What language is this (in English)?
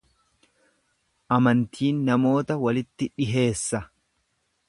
Oromo